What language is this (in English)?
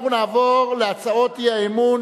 Hebrew